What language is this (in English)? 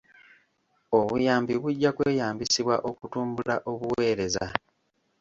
Ganda